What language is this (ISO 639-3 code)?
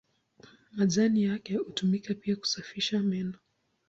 swa